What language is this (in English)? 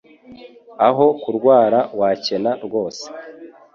Kinyarwanda